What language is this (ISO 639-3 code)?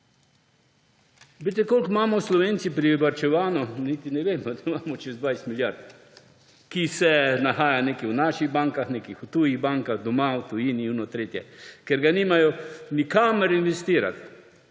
slv